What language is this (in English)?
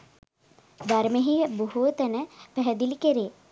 Sinhala